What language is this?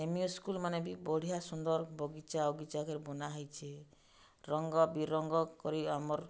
Odia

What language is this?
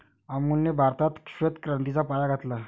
Marathi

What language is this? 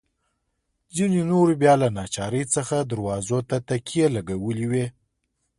Pashto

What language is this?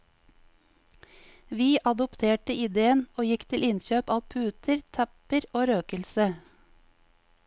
Norwegian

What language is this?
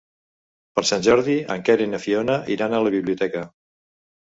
Catalan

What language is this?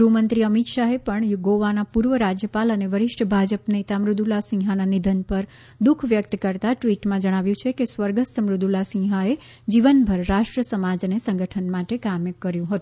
Gujarati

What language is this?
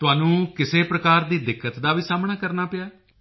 Punjabi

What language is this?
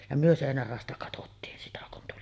Finnish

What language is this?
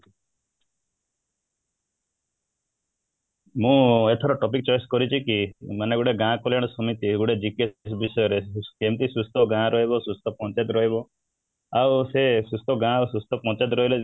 Odia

